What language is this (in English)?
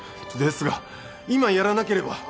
Japanese